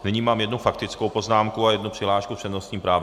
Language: Czech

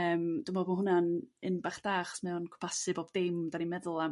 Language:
Welsh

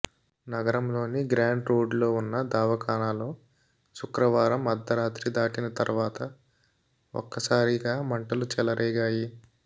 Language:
Telugu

